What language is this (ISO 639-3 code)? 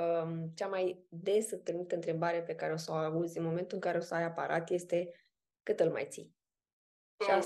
ron